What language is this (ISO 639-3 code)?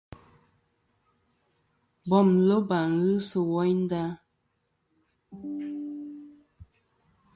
bkm